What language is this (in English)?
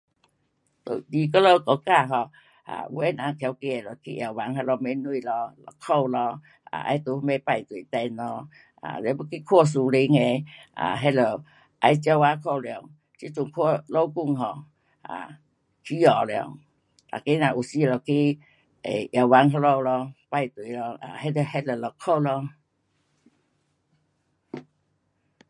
Pu-Xian Chinese